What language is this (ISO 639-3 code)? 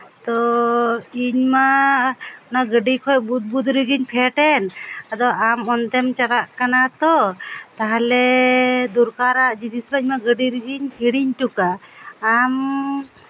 sat